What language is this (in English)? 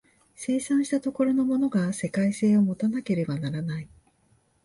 Japanese